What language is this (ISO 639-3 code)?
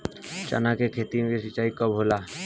bho